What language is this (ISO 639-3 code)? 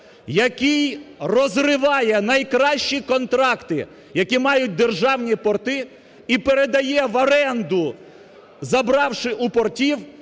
ukr